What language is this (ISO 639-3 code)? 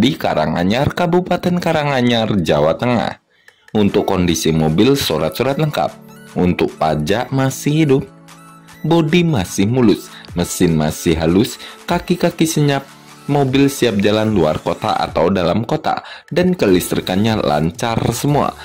ind